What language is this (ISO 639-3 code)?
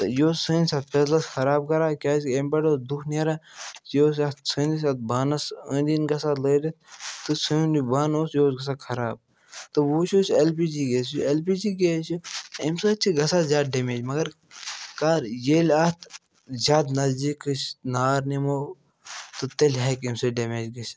kas